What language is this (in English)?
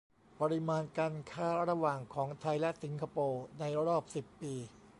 Thai